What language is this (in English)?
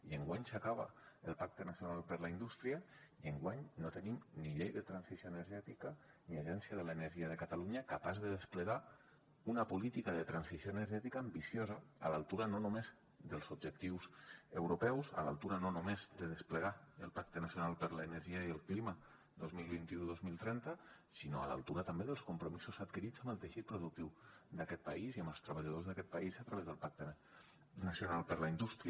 Catalan